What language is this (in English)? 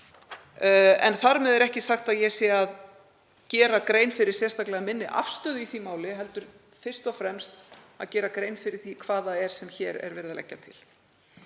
Icelandic